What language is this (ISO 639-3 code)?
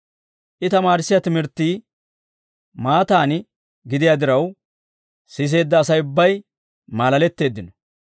dwr